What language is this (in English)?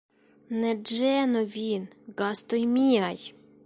Esperanto